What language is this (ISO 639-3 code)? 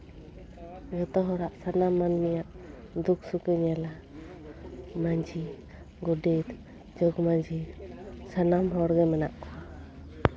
sat